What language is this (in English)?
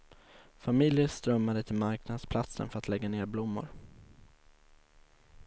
Swedish